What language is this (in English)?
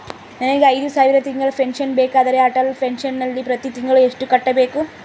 Kannada